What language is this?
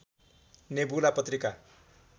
Nepali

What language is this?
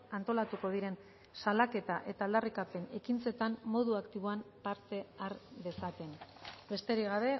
Basque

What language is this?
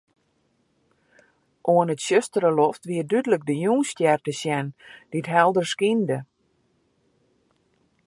Western Frisian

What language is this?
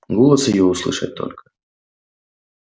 Russian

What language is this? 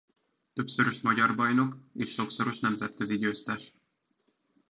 Hungarian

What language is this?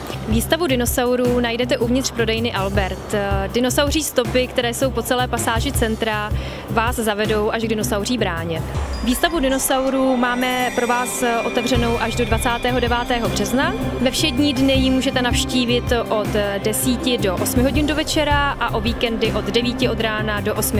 Czech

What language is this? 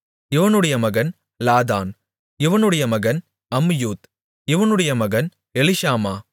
Tamil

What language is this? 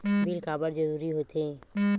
Chhattisgarhi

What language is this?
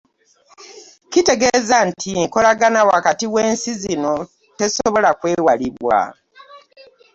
Ganda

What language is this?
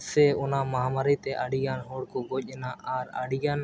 Santali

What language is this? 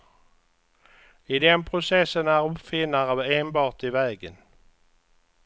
Swedish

